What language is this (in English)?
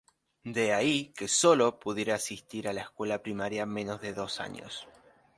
Spanish